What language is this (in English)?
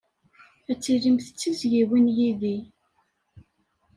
Kabyle